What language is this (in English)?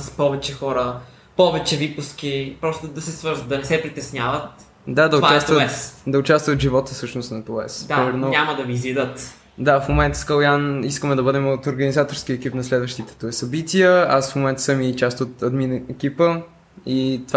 Bulgarian